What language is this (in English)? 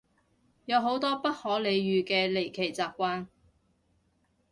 Cantonese